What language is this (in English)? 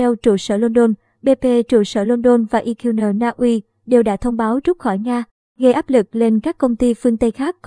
Vietnamese